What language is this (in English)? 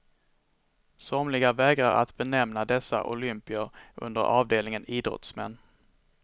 Swedish